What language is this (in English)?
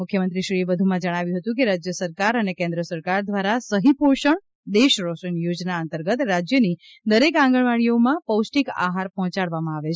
Gujarati